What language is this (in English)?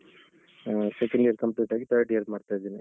Kannada